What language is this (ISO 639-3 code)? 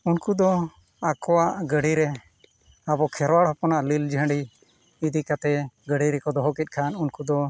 sat